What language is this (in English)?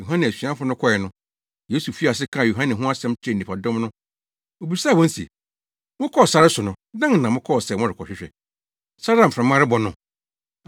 Akan